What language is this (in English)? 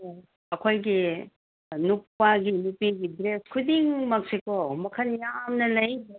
Manipuri